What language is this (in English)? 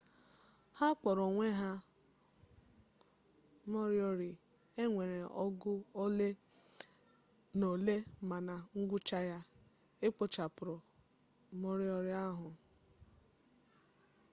Igbo